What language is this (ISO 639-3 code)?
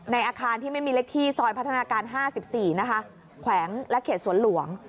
tha